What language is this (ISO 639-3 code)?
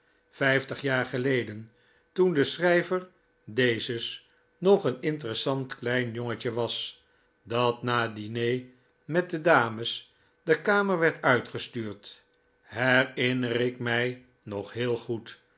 nld